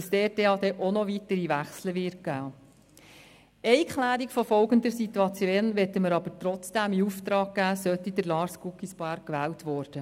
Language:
Swiss German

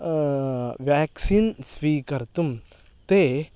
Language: Sanskrit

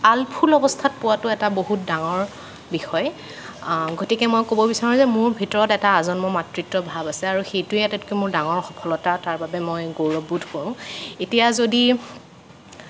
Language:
Assamese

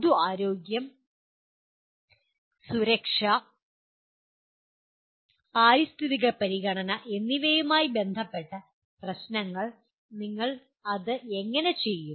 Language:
Malayalam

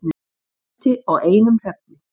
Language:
Icelandic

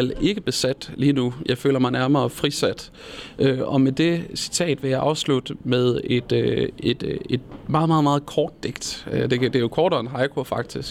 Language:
Danish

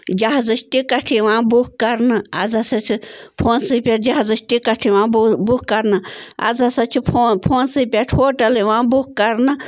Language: Kashmiri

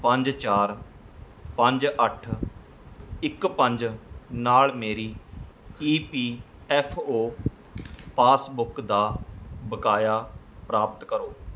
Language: Punjabi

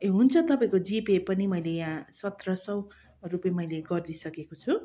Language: Nepali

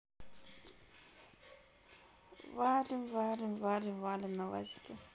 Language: Russian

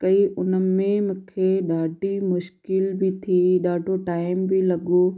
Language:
Sindhi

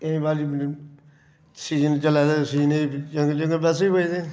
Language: Dogri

